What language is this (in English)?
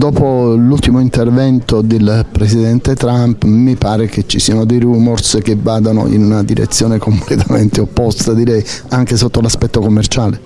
Italian